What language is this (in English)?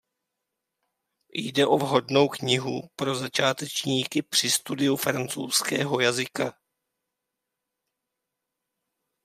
Czech